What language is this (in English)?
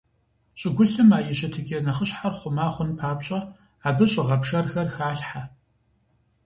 Kabardian